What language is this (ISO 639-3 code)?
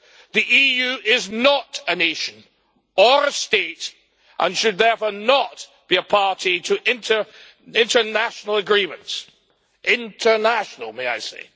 eng